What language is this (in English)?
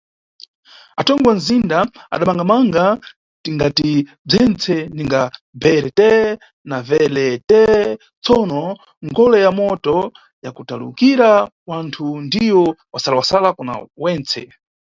Nyungwe